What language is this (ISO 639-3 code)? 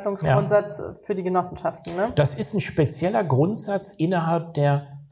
deu